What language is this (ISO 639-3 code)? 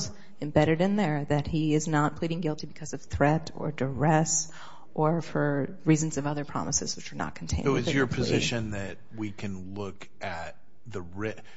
eng